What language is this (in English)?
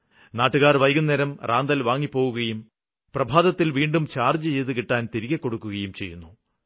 Malayalam